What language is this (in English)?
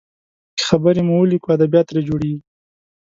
Pashto